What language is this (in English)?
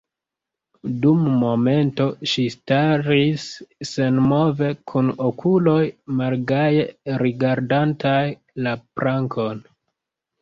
Esperanto